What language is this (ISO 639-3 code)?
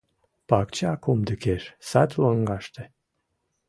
chm